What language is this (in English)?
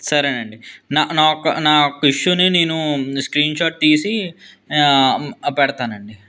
Telugu